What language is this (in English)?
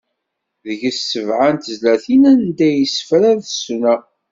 Kabyle